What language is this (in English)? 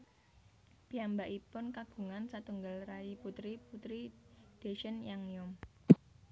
Javanese